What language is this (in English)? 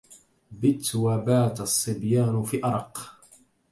Arabic